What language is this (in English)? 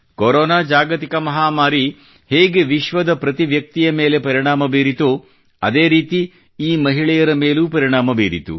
Kannada